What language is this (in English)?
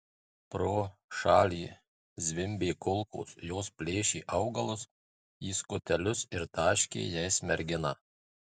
Lithuanian